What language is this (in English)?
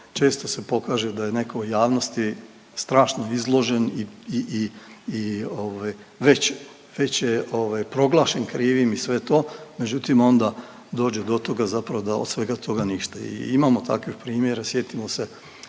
Croatian